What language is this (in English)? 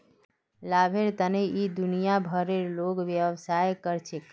Magahi